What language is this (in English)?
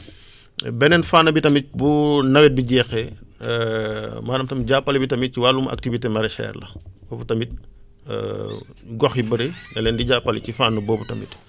Wolof